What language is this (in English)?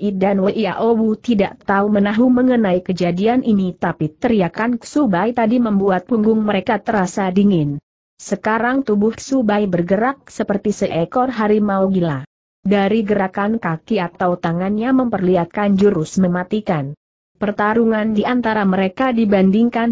Indonesian